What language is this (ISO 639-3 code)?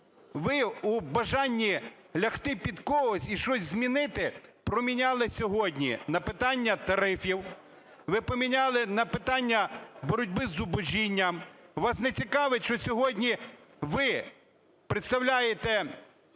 ukr